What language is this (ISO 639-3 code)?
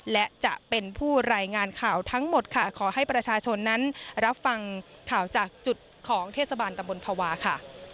tha